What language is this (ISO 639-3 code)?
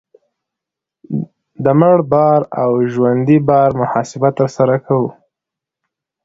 pus